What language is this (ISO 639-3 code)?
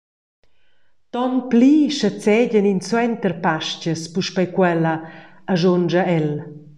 roh